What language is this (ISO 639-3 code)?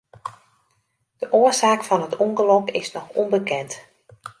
fry